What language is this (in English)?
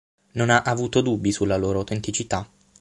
Italian